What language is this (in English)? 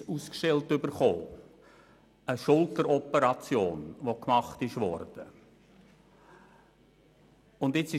Swiss German